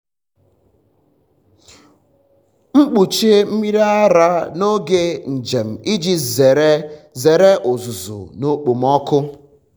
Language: Igbo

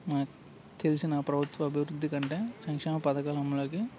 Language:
Telugu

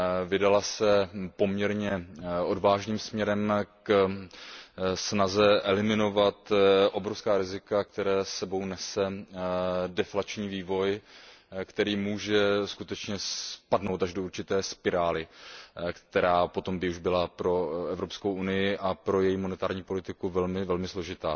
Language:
Czech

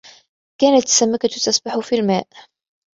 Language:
Arabic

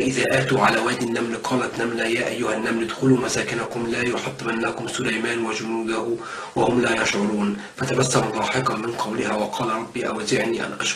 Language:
Arabic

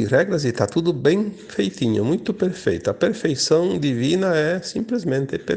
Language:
Portuguese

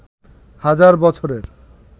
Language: Bangla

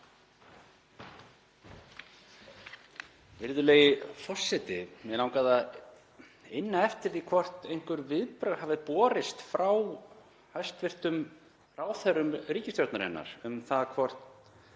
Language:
Icelandic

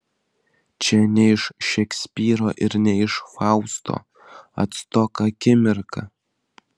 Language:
Lithuanian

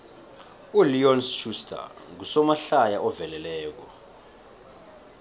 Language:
South Ndebele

